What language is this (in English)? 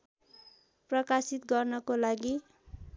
Nepali